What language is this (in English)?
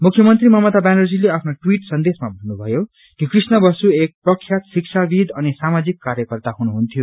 Nepali